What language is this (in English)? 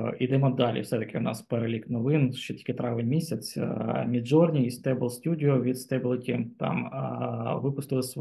Ukrainian